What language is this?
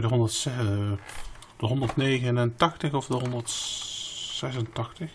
Dutch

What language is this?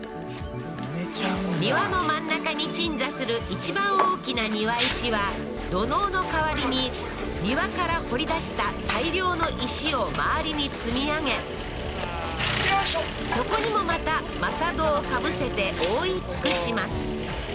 Japanese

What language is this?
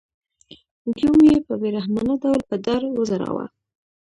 Pashto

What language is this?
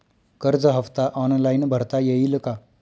Marathi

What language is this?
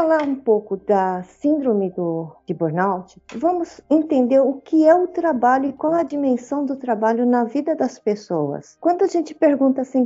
Portuguese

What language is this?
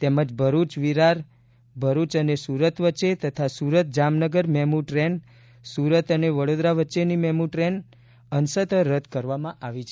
Gujarati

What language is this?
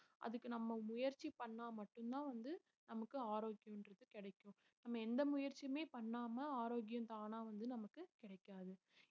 Tamil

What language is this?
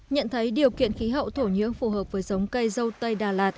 Vietnamese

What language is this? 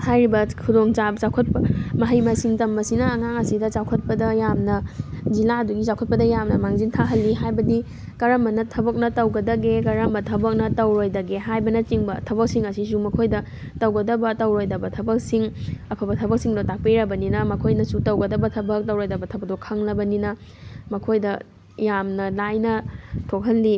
Manipuri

